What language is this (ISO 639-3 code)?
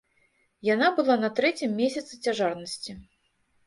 bel